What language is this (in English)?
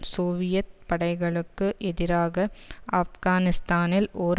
Tamil